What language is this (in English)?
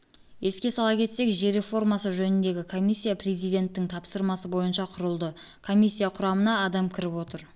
Kazakh